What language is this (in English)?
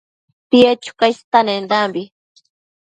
Matsés